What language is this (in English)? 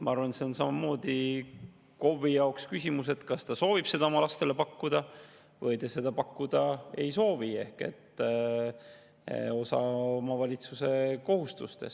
Estonian